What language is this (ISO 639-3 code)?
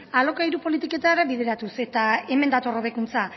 eus